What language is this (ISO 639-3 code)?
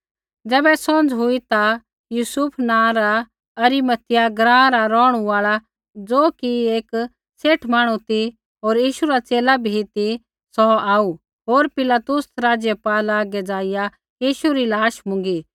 kfx